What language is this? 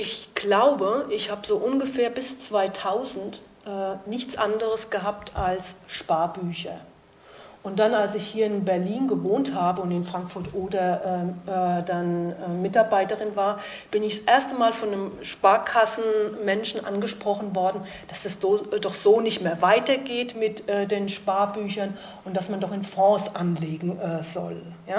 German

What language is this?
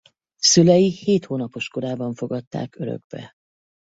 Hungarian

